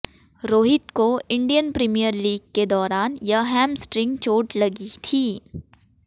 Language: Hindi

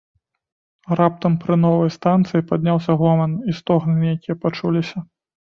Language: Belarusian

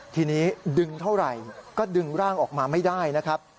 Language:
Thai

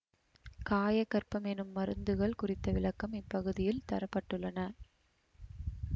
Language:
Tamil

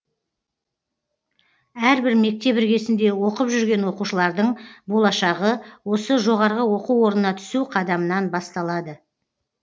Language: Kazakh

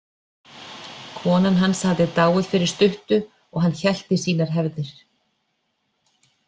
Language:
Icelandic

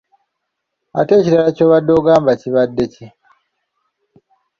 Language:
Ganda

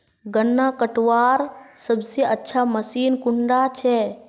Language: Magahi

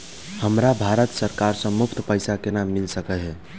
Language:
Maithili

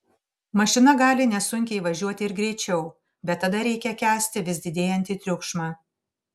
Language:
Lithuanian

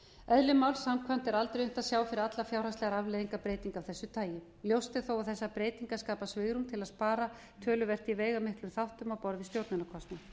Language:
Icelandic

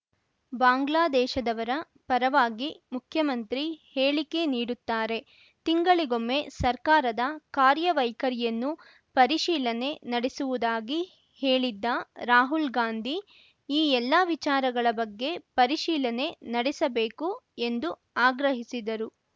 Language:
Kannada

